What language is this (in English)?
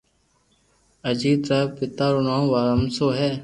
Loarki